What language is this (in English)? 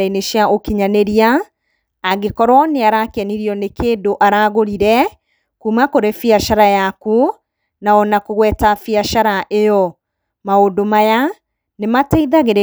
Kikuyu